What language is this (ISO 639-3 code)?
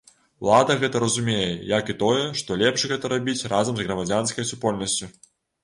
bel